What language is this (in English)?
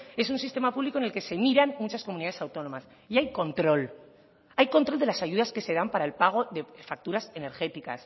Spanish